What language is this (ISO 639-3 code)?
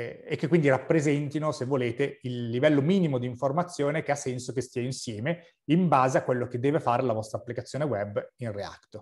ita